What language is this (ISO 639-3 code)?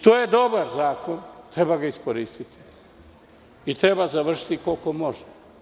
srp